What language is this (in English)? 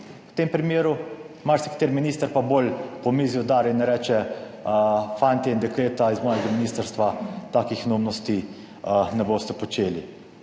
Slovenian